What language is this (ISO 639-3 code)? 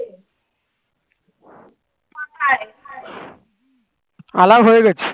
ben